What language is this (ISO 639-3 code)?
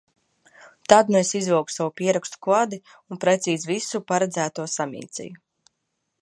lav